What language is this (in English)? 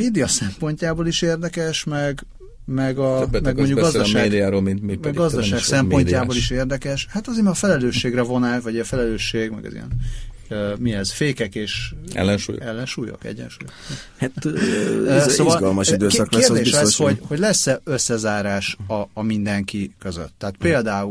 Hungarian